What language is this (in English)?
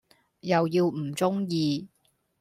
Cantonese